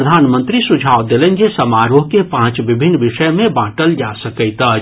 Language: Maithili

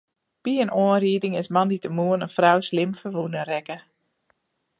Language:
Western Frisian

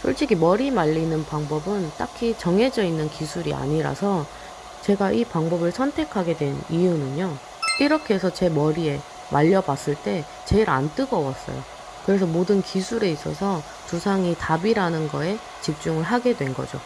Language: Korean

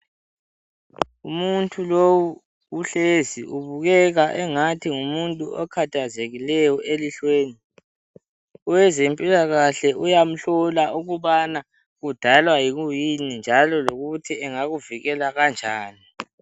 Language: North Ndebele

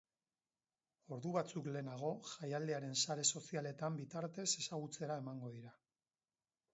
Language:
Basque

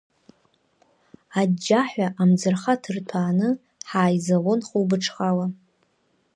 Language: Abkhazian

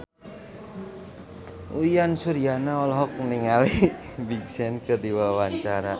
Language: Sundanese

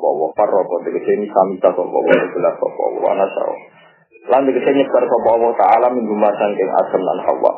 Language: Indonesian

